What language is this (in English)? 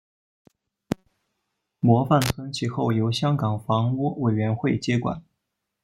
Chinese